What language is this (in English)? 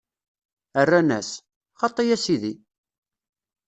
Kabyle